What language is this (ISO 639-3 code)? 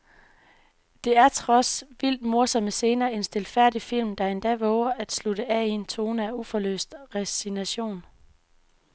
dan